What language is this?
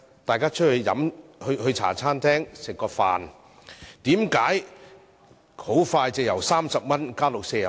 Cantonese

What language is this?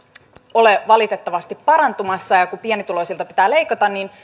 Finnish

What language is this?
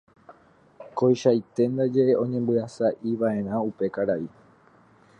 Guarani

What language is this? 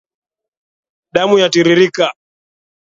Swahili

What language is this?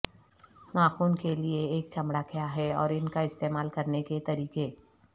Urdu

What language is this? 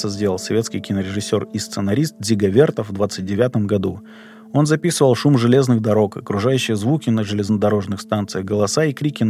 Russian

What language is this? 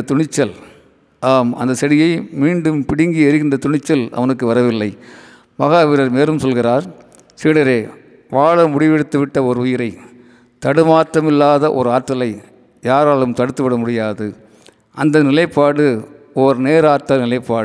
Tamil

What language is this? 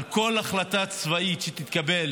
Hebrew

